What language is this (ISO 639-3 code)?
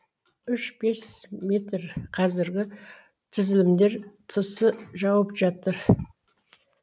kaz